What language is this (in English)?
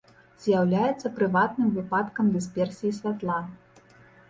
Belarusian